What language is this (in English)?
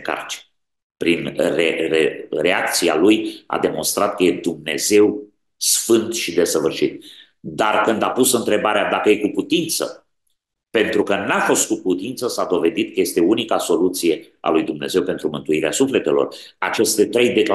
Romanian